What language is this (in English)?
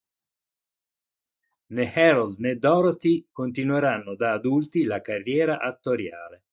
Italian